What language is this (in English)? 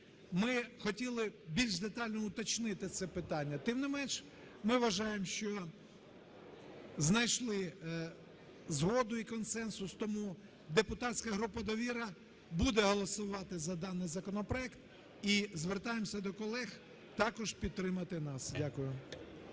Ukrainian